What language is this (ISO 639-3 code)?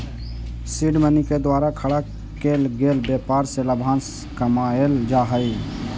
mag